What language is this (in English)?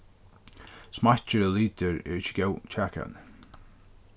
Faroese